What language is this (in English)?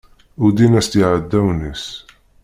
Kabyle